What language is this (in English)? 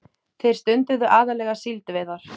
Icelandic